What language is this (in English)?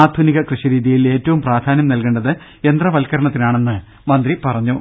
Malayalam